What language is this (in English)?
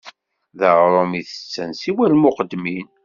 Kabyle